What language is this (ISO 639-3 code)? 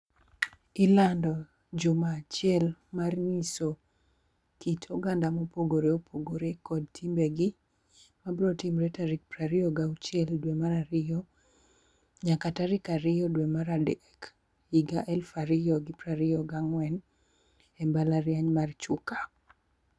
luo